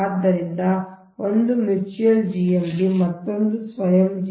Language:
Kannada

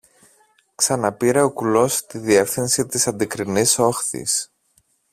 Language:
Greek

